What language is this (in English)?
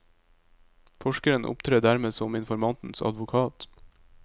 Norwegian